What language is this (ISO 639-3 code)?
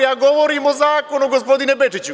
srp